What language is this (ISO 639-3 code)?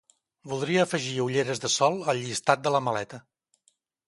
cat